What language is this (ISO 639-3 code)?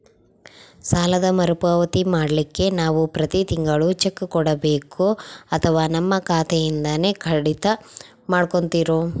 kan